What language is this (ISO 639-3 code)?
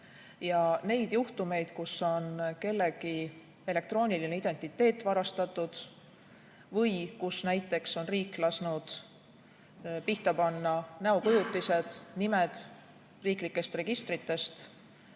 est